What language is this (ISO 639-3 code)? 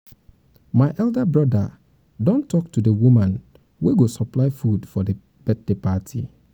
pcm